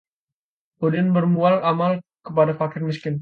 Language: Indonesian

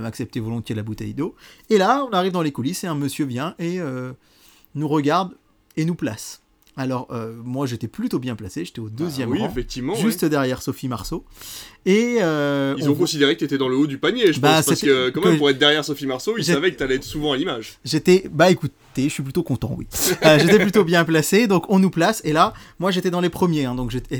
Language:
French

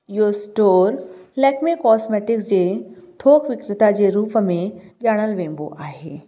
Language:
Sindhi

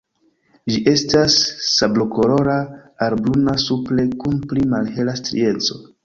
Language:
Esperanto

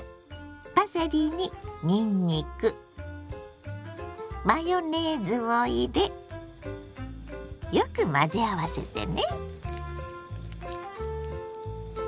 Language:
Japanese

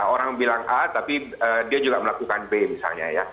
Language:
Indonesian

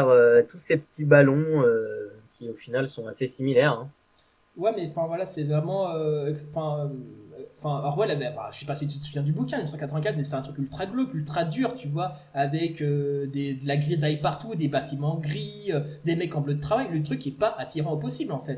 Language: French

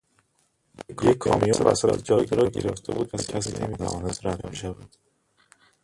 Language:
Persian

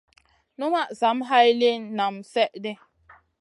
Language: Masana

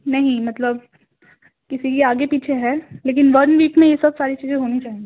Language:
Urdu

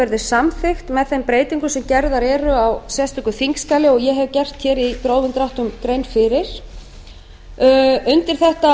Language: Icelandic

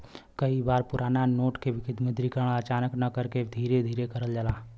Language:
Bhojpuri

